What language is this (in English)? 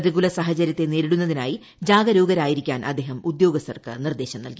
Malayalam